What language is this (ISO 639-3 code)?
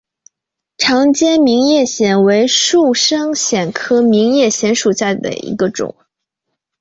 zho